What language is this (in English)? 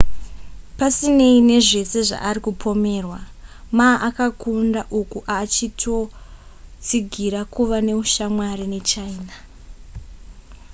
Shona